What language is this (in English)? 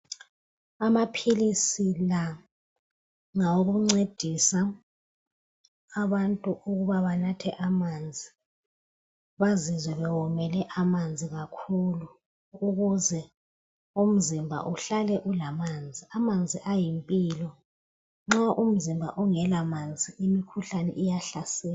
North Ndebele